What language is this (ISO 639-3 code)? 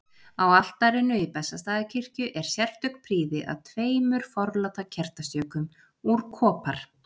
isl